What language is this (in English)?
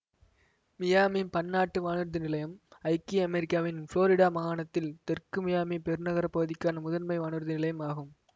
Tamil